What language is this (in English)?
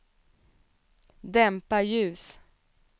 Swedish